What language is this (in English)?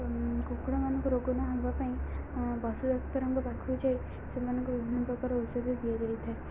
Odia